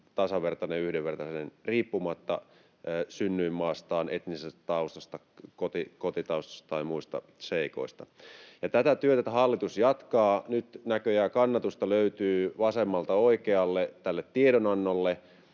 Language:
Finnish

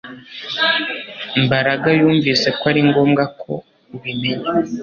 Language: Kinyarwanda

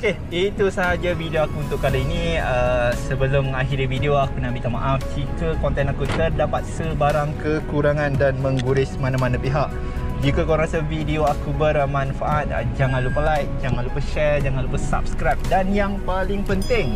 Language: Malay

